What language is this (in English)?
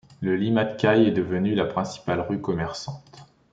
French